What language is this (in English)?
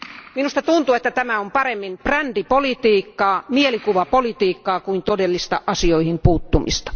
Finnish